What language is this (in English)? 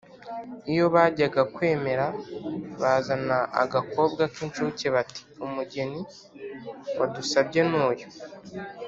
Kinyarwanda